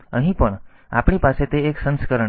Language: Gujarati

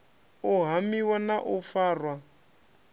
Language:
Venda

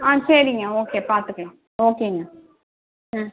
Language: Tamil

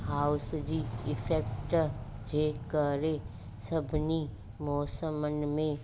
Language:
Sindhi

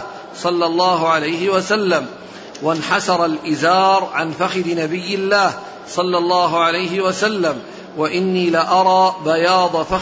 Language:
Arabic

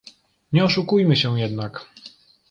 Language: Polish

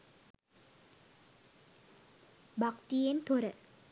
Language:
Sinhala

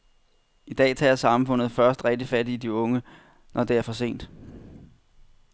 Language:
Danish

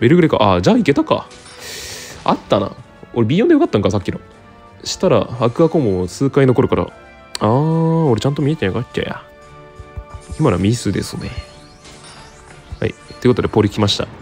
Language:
Japanese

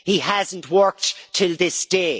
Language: English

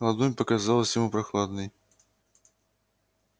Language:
Russian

